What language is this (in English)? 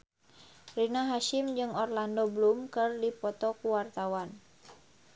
Sundanese